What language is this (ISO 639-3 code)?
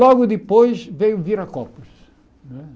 por